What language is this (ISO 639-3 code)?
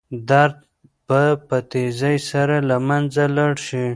pus